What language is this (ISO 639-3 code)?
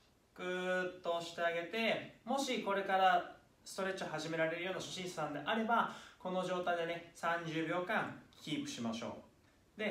jpn